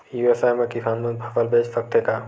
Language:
Chhattisgarhi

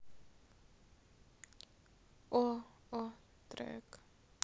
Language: Russian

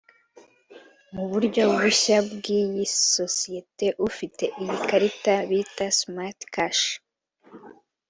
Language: Kinyarwanda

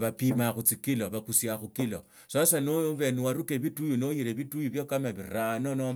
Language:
Tsotso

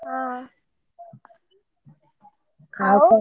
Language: Odia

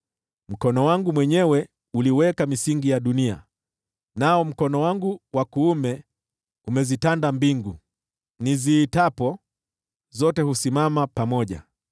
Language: Swahili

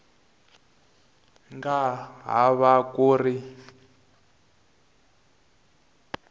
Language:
Tsonga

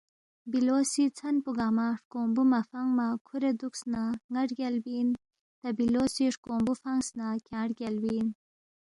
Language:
Balti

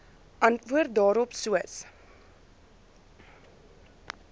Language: Afrikaans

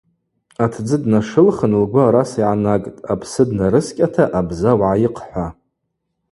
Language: Abaza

